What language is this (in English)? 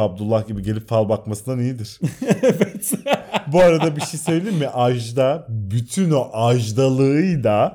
Turkish